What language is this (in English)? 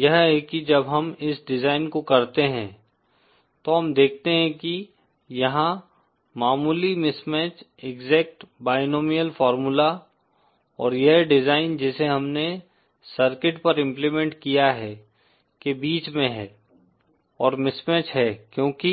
Hindi